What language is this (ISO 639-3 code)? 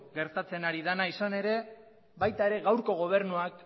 eus